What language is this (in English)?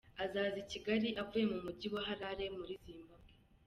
Kinyarwanda